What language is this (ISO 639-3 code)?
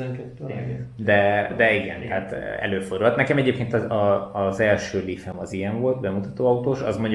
hun